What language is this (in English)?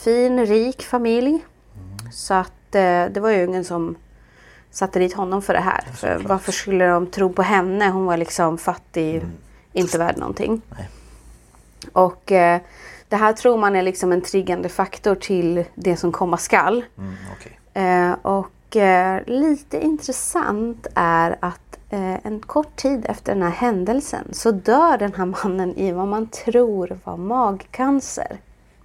Swedish